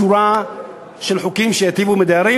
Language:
Hebrew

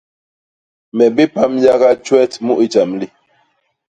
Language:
Basaa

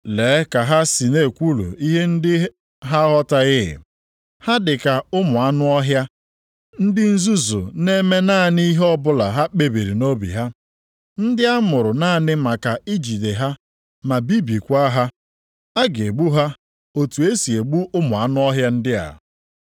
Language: Igbo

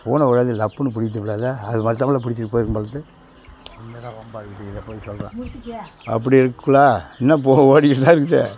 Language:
Tamil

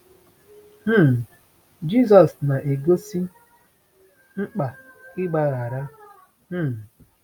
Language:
Igbo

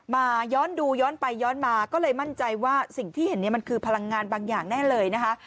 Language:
Thai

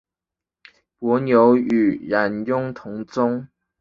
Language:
Chinese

